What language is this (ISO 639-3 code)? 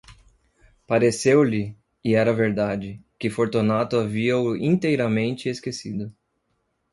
por